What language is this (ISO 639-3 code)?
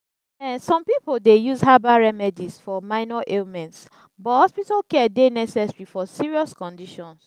pcm